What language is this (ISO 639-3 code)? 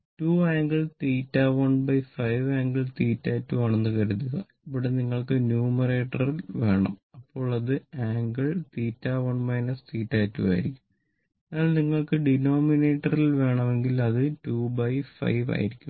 mal